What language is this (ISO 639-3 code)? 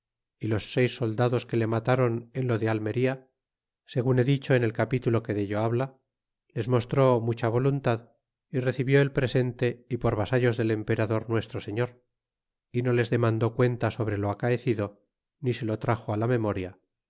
spa